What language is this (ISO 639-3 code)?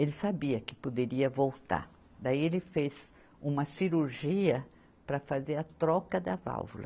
por